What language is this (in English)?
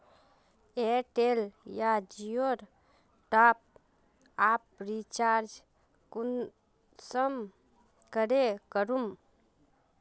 Magahi